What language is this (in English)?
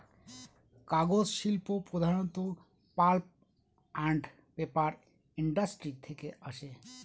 Bangla